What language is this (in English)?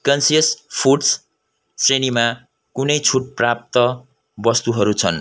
Nepali